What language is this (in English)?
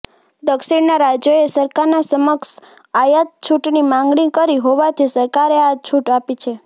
Gujarati